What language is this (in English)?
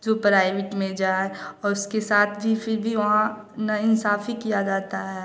Hindi